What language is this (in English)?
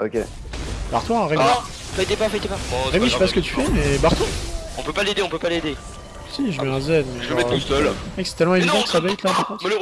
French